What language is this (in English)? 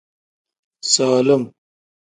Tem